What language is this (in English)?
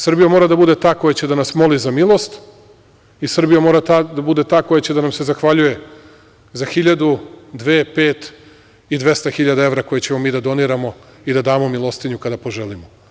Serbian